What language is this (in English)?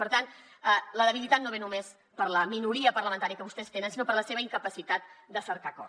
Catalan